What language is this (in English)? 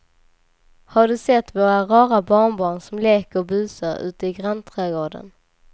Swedish